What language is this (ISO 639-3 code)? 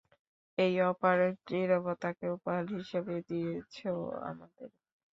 ben